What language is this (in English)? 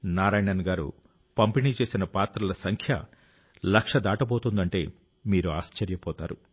Telugu